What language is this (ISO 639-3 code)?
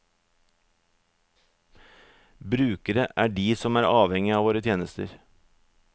nor